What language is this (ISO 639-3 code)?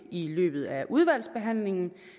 dan